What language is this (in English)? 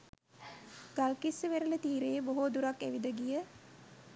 Sinhala